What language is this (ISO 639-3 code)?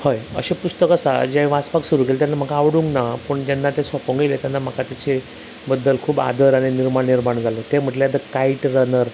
kok